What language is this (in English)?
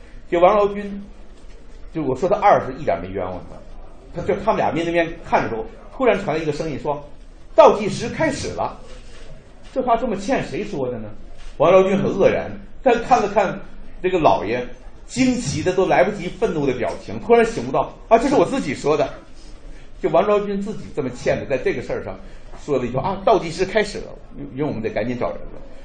Chinese